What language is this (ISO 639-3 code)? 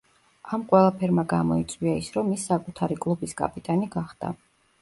kat